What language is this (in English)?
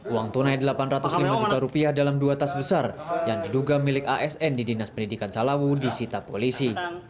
Indonesian